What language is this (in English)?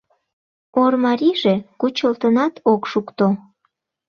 Mari